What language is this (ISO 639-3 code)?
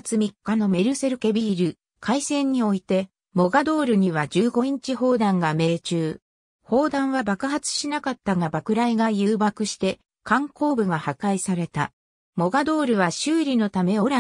jpn